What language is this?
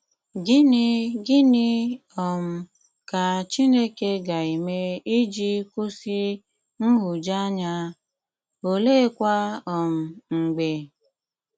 Igbo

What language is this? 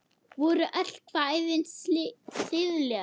Icelandic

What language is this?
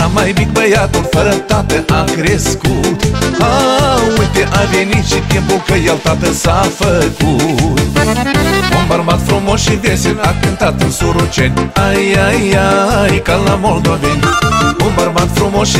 Romanian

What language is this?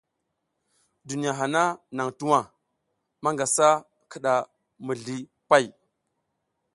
South Giziga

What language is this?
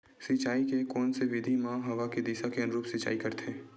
Chhattisgarhi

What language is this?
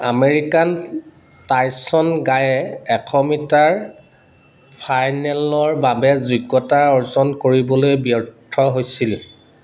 Assamese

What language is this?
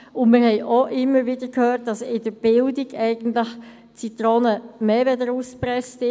Swiss German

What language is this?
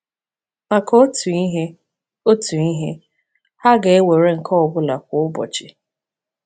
Igbo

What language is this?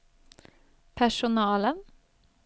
Swedish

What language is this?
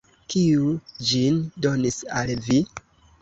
Esperanto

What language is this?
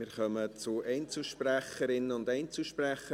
Swiss German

